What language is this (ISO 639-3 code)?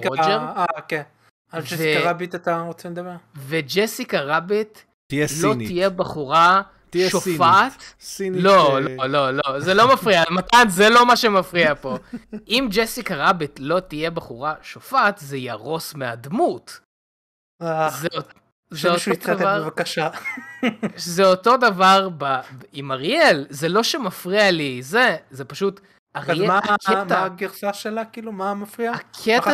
heb